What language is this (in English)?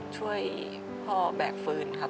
Thai